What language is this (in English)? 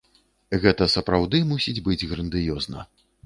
Belarusian